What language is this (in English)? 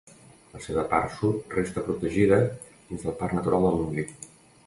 Catalan